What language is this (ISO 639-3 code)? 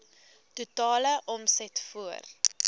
afr